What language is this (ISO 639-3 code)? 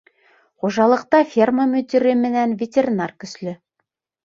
bak